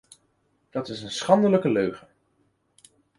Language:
Dutch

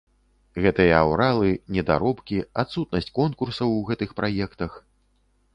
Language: Belarusian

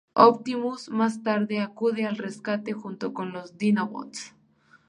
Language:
Spanish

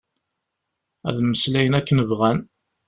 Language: Kabyle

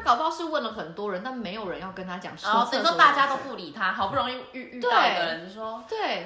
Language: Chinese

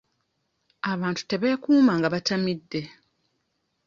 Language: Ganda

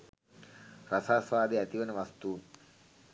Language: Sinhala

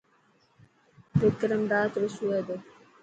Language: Dhatki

